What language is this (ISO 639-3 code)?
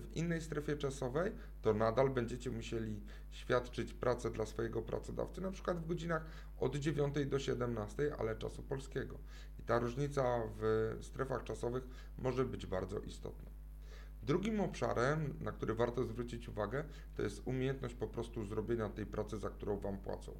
pol